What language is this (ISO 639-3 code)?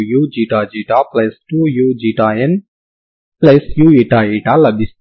tel